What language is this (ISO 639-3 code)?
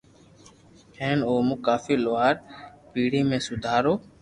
lrk